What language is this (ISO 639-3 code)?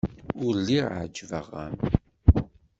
kab